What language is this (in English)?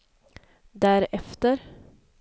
Swedish